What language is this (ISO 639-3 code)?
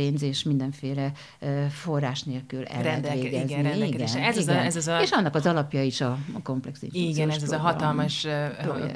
hun